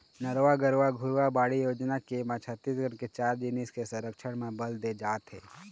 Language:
Chhattisgarhi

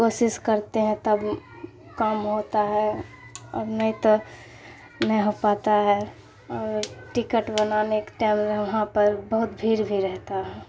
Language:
Urdu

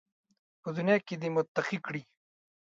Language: Pashto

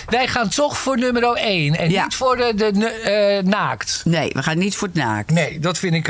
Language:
Dutch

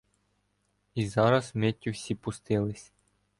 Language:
Ukrainian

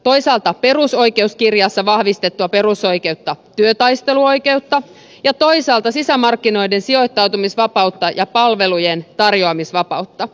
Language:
Finnish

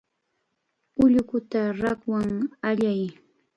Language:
Chiquián Ancash Quechua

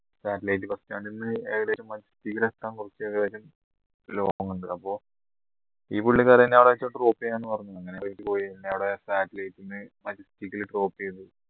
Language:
Malayalam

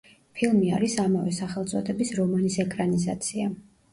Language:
Georgian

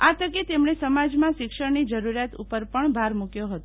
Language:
Gujarati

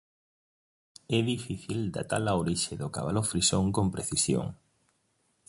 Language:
Galician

